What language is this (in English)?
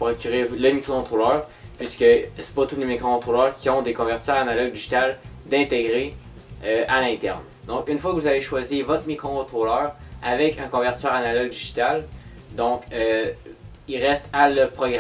French